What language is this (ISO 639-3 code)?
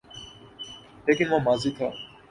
urd